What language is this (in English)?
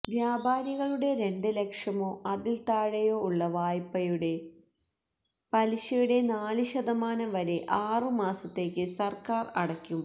Malayalam